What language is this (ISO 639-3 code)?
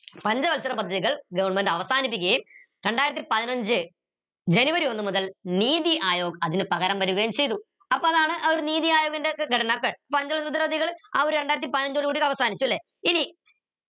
mal